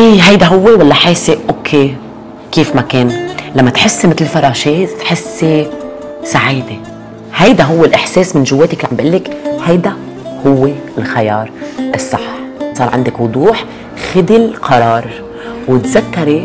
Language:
Arabic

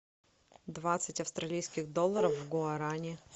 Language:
Russian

